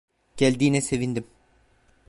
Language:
Turkish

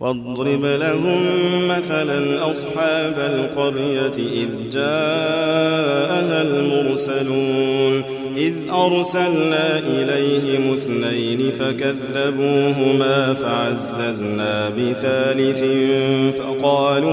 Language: Arabic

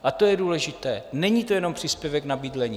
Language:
Czech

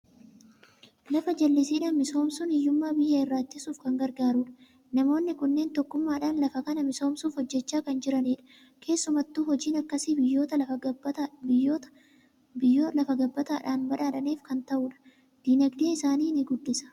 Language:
Oromo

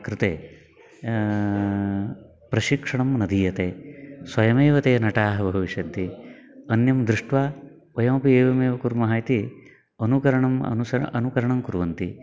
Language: Sanskrit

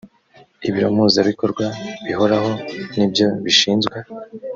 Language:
Kinyarwanda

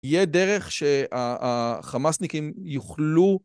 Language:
Hebrew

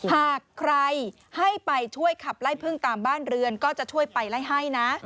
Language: Thai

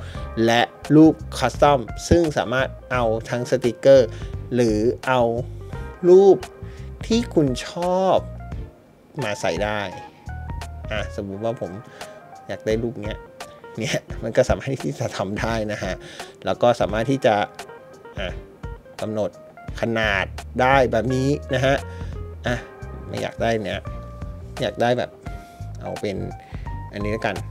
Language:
Thai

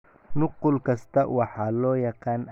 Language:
Somali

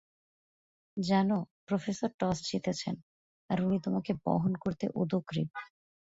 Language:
Bangla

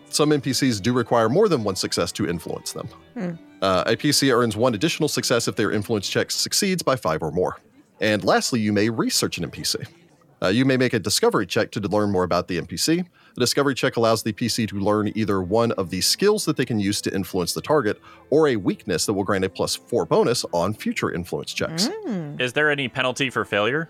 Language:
English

